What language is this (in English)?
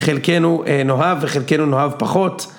Hebrew